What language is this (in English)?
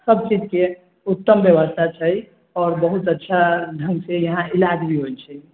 Maithili